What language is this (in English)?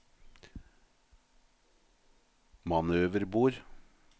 Norwegian